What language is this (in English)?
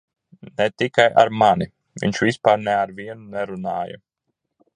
Latvian